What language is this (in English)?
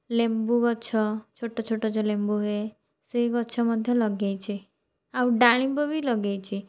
Odia